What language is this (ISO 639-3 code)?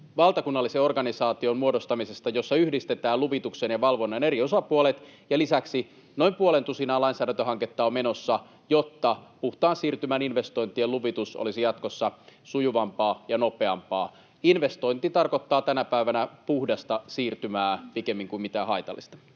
fin